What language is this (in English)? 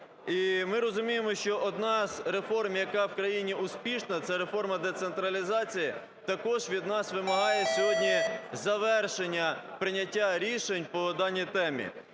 Ukrainian